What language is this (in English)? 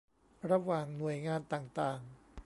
Thai